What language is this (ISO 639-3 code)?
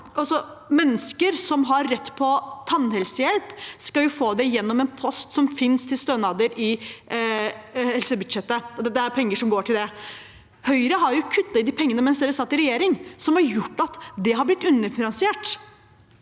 nor